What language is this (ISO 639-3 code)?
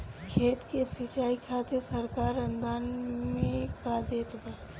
bho